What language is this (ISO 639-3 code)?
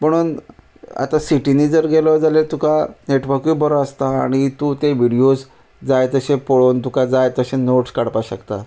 kok